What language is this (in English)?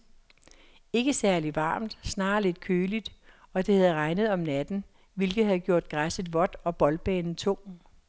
Danish